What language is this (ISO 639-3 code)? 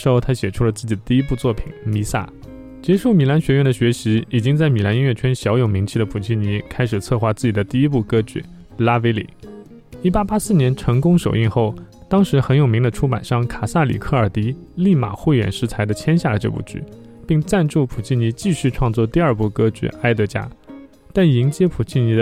zho